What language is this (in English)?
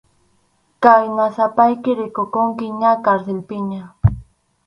Arequipa-La Unión Quechua